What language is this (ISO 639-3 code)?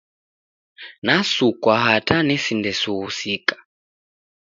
dav